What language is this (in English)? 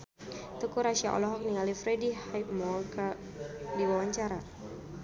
Sundanese